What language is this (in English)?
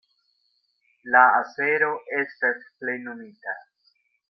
Esperanto